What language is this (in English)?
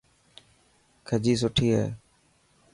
Dhatki